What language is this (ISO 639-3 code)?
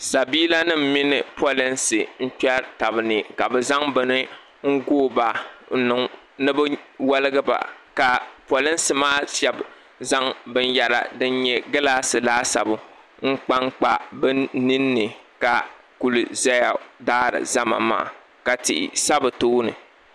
dag